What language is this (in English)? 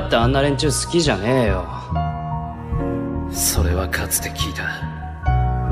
Japanese